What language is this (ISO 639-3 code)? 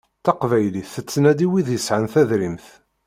kab